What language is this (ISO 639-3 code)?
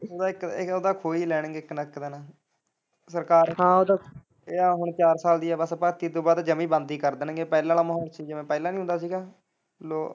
pan